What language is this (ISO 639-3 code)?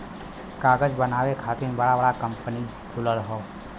bho